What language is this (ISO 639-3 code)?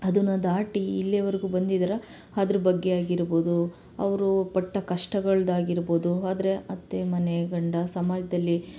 kan